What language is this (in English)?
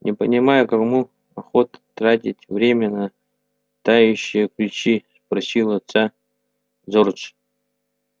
Russian